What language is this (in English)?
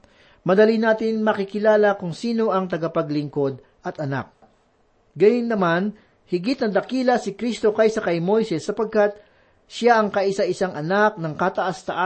Filipino